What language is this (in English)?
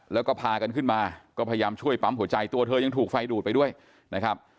Thai